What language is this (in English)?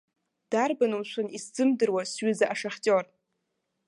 Abkhazian